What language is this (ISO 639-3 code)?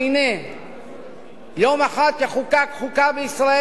heb